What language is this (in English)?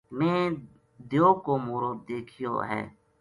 Gujari